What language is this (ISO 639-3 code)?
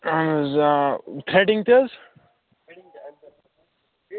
kas